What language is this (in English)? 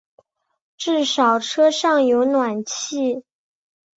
Chinese